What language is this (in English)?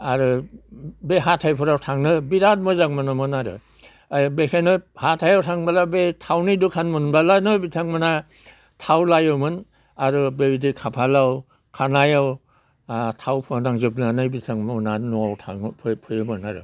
Bodo